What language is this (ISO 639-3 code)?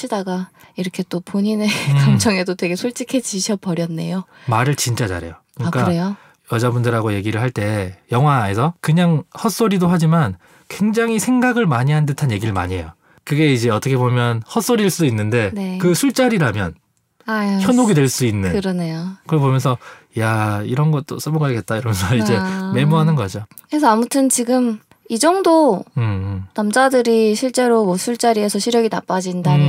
kor